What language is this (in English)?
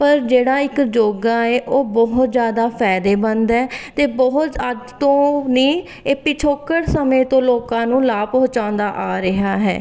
Punjabi